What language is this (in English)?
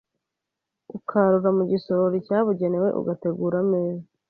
Kinyarwanda